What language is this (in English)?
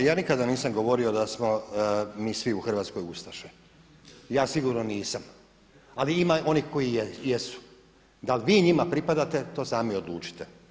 Croatian